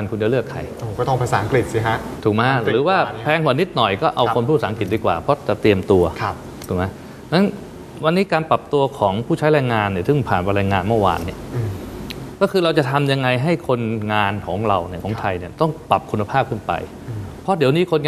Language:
Thai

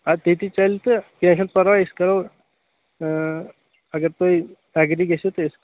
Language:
Kashmiri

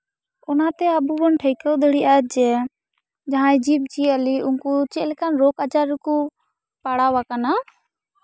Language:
Santali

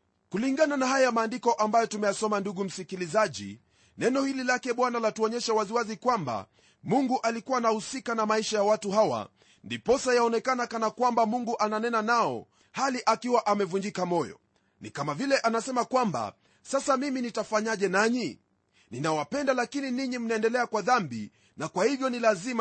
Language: Swahili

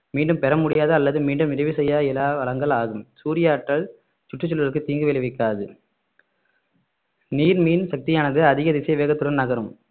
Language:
Tamil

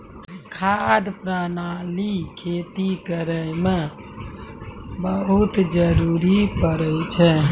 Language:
Maithili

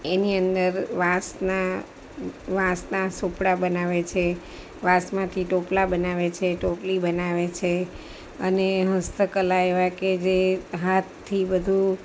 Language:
Gujarati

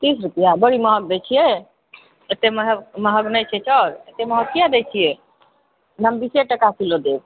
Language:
Maithili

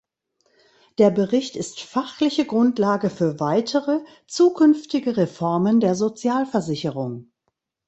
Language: German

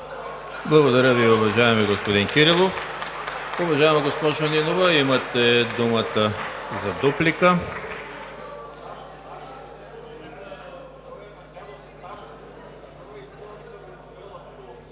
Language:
Bulgarian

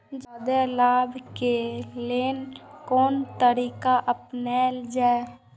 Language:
Maithili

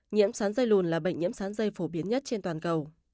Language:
Vietnamese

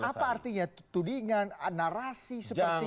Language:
Indonesian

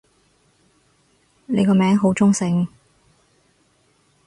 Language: Cantonese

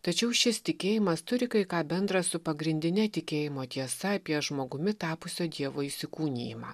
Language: Lithuanian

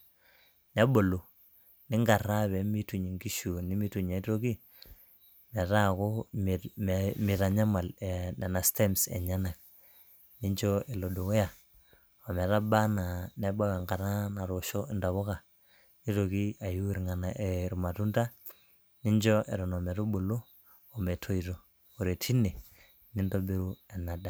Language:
Masai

